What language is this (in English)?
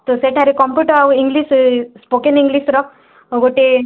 Odia